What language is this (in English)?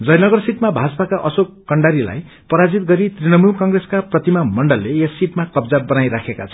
Nepali